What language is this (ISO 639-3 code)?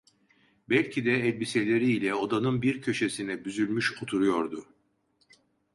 tur